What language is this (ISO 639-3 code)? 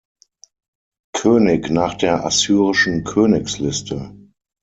deu